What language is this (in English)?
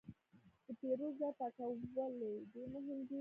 Pashto